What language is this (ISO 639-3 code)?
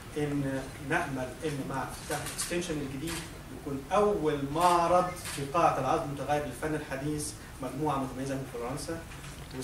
ara